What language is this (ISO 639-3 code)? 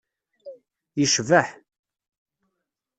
kab